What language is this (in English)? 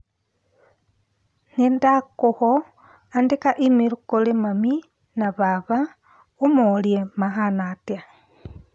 Kikuyu